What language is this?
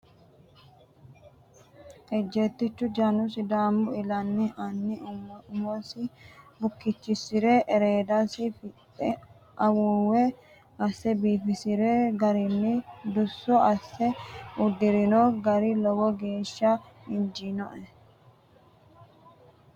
Sidamo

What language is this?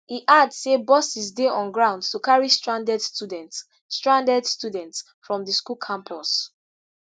Nigerian Pidgin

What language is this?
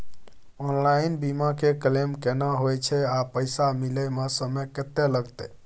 Maithili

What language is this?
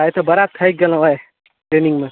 Maithili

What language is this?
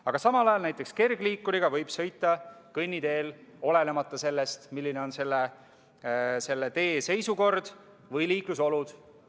Estonian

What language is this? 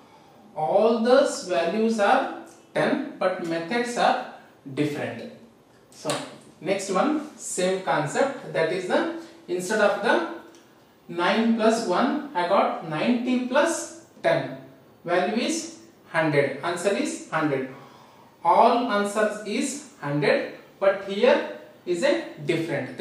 English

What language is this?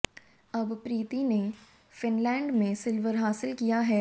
Hindi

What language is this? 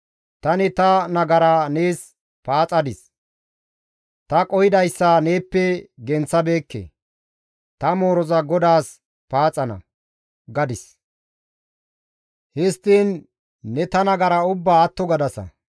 Gamo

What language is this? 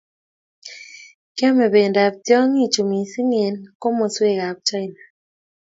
Kalenjin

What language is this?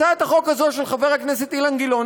Hebrew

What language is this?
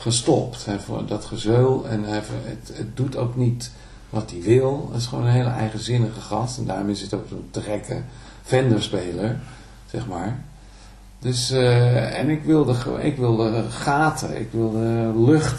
Dutch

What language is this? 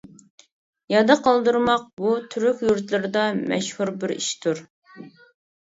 Uyghur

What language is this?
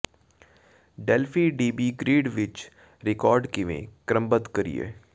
Punjabi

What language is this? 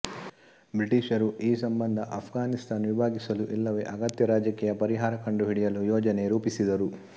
Kannada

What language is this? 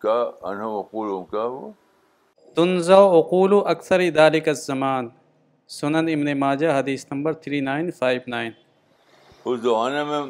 Urdu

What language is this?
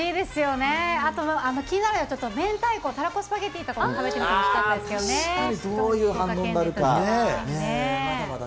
Japanese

